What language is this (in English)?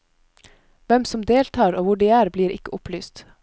Norwegian